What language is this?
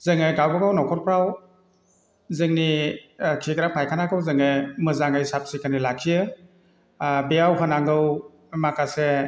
Bodo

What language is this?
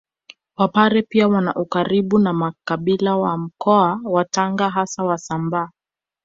Swahili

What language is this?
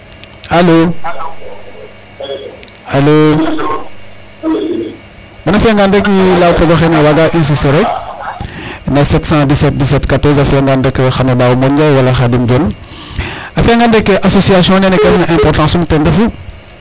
Serer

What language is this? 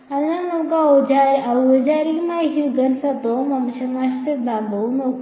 Malayalam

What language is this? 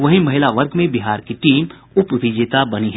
Hindi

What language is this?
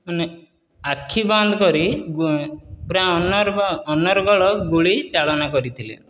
Odia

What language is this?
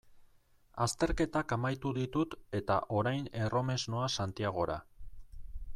Basque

